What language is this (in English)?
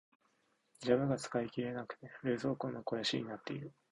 Japanese